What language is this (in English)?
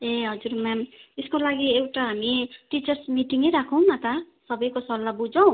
Nepali